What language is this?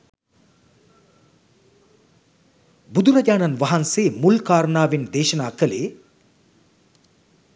Sinhala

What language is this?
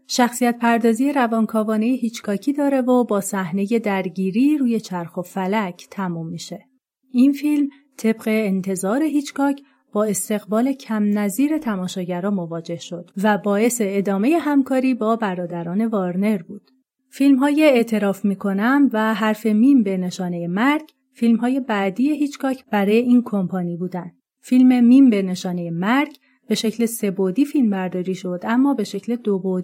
Persian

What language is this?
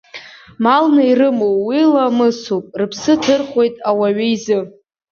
Abkhazian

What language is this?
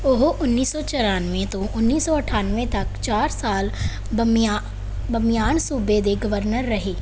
Punjabi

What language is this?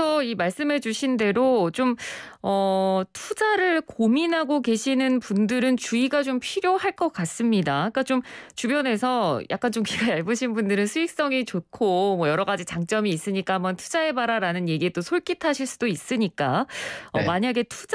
Korean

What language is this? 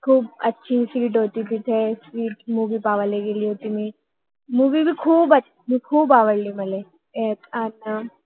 Marathi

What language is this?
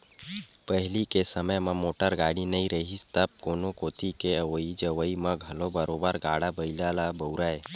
Chhattisgarhi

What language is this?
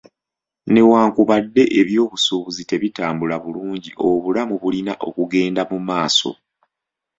Ganda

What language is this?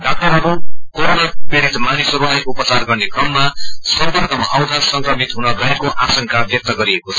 Nepali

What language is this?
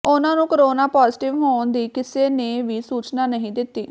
Punjabi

